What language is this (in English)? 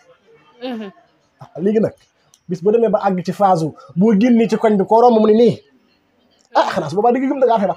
French